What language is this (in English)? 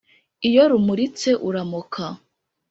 Kinyarwanda